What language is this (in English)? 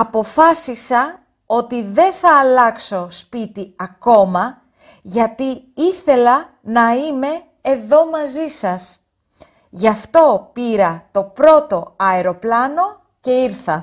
Greek